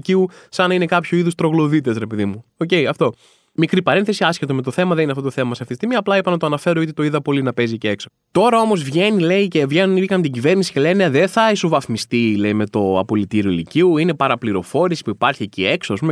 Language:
Greek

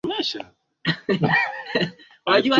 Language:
Swahili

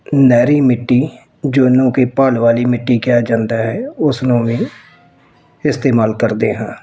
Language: Punjabi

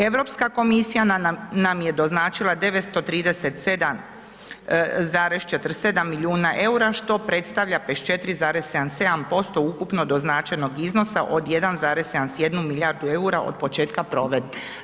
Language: Croatian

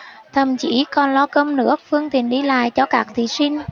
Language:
Vietnamese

